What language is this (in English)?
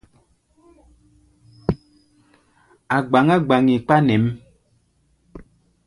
Gbaya